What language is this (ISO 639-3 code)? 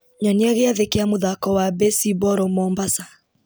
kik